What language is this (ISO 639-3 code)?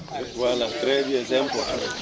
wol